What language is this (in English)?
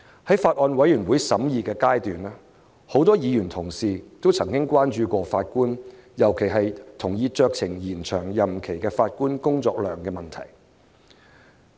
Cantonese